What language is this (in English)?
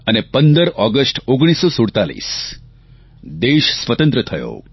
Gujarati